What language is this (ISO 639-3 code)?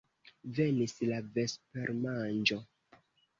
epo